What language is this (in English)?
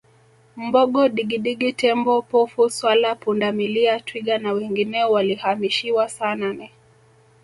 Swahili